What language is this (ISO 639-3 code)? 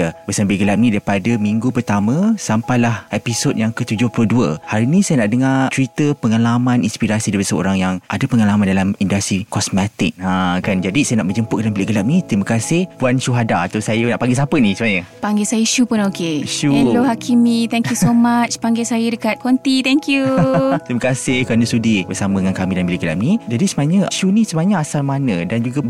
msa